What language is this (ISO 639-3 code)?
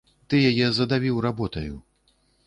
bel